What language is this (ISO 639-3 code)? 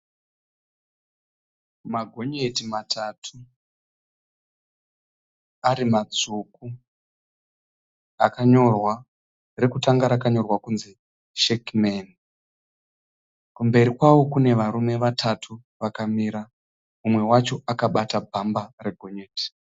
sna